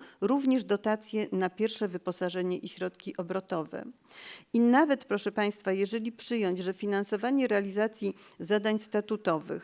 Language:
Polish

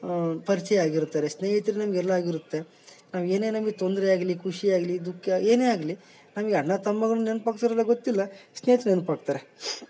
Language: Kannada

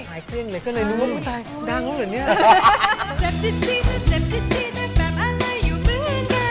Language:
Thai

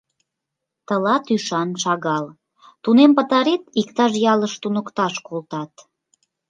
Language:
Mari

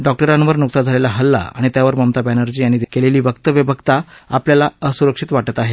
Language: Marathi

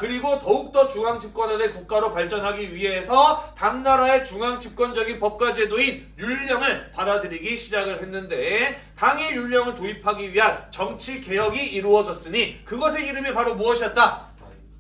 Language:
Korean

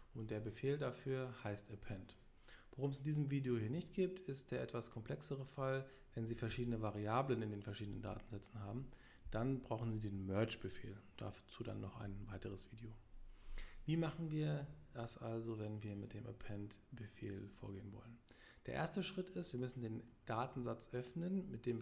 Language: German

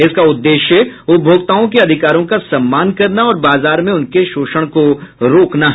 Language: Hindi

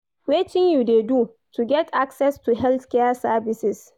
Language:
Nigerian Pidgin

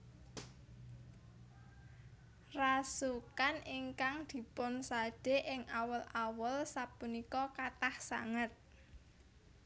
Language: Javanese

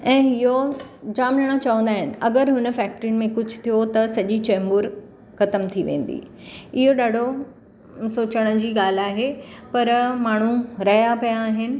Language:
Sindhi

